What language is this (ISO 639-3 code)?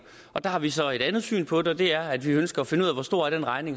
dan